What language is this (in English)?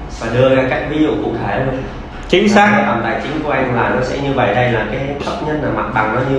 Vietnamese